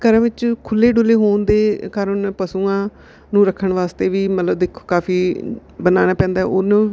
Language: Punjabi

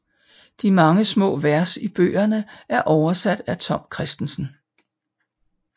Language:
Danish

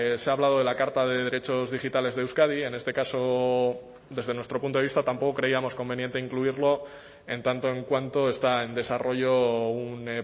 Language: Spanish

